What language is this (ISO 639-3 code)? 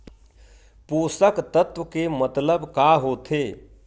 hne